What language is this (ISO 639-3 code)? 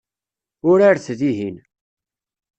kab